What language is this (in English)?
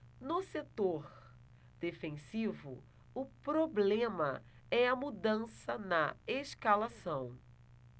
Portuguese